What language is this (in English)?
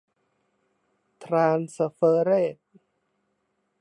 Thai